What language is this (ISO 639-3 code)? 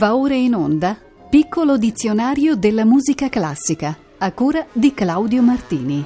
ita